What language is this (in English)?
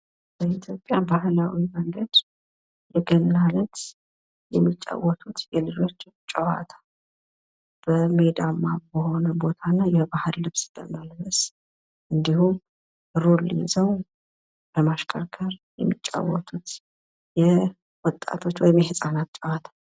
Amharic